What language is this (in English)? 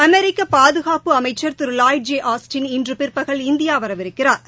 Tamil